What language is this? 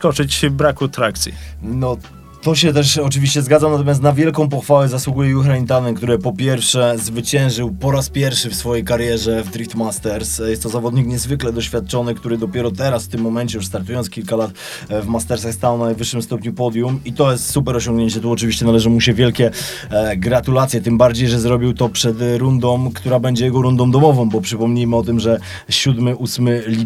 Polish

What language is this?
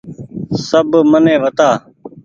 Goaria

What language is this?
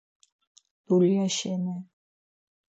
Laz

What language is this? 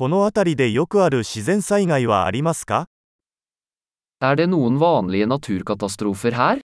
Japanese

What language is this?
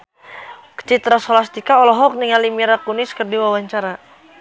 Sundanese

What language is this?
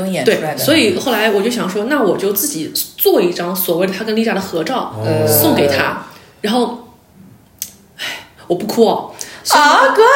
Chinese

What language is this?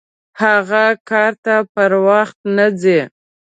Pashto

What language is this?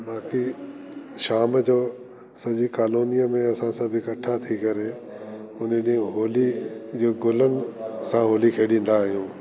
Sindhi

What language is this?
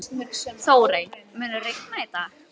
Icelandic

